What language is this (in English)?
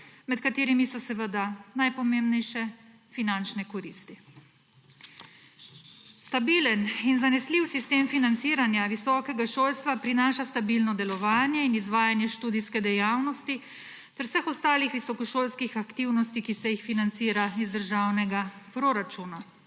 Slovenian